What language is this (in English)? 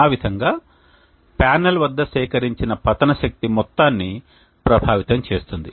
Telugu